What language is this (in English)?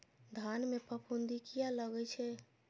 Maithili